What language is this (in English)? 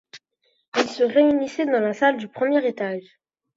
French